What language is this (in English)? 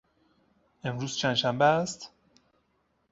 Persian